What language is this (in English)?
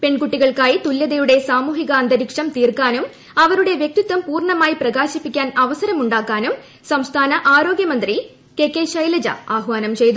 Malayalam